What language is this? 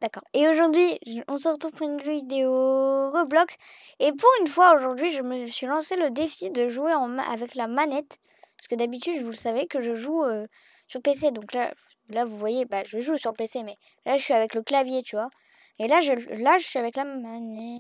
French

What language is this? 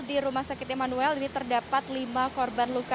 Indonesian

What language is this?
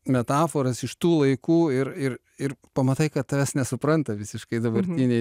Lithuanian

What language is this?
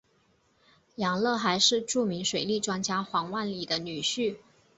Chinese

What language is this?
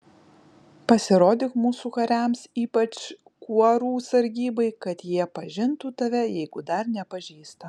Lithuanian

